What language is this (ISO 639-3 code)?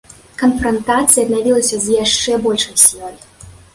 bel